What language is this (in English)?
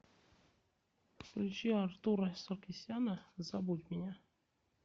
Russian